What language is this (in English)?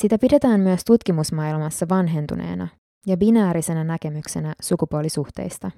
Finnish